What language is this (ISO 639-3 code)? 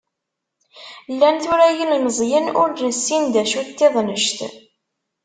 kab